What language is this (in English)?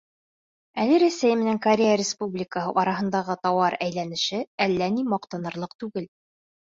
Bashkir